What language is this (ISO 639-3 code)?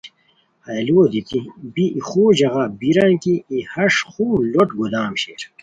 khw